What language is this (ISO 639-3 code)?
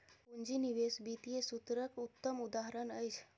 mai